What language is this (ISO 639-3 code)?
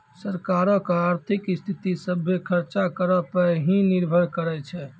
mai